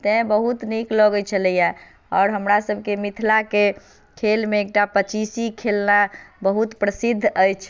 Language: Maithili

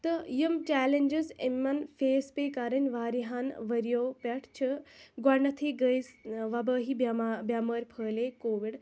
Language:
Kashmiri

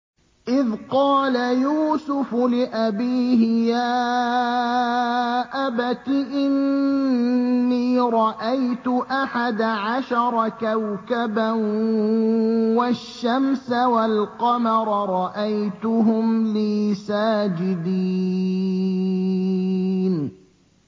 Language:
Arabic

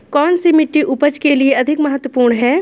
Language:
Hindi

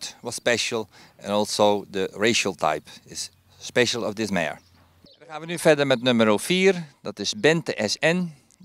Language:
Dutch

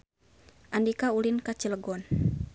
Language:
Sundanese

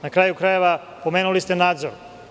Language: Serbian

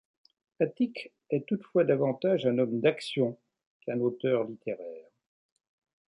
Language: French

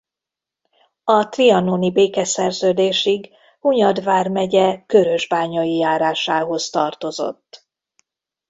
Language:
Hungarian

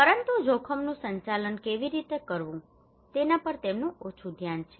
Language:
Gujarati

